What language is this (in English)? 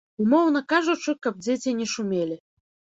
Belarusian